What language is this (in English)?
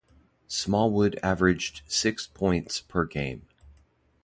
English